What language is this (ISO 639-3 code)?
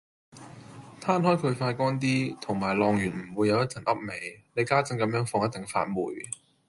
yue